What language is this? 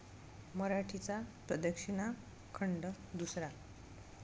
Marathi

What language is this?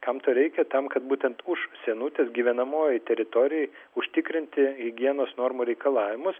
Lithuanian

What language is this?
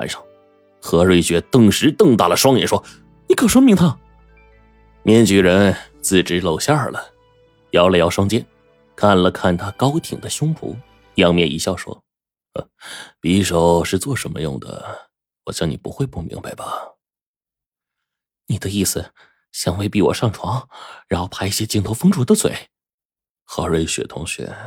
Chinese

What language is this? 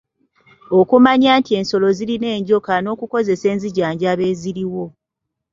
Ganda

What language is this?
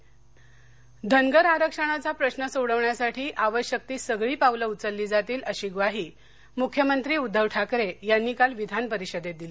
Marathi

